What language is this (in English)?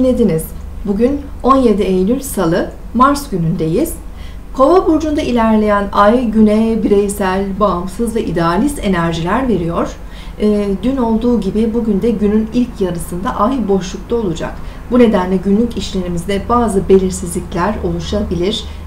Turkish